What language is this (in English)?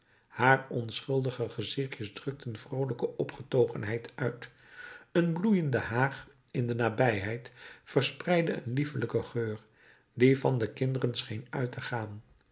Dutch